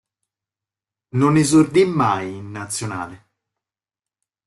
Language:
Italian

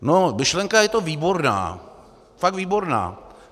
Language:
Czech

